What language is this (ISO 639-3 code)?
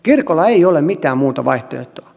fin